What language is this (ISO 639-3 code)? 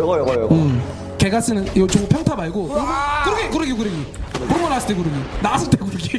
kor